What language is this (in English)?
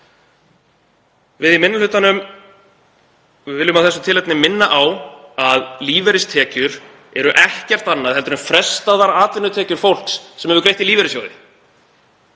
Icelandic